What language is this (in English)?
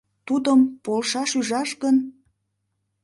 Mari